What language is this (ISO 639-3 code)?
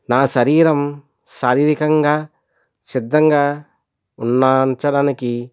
tel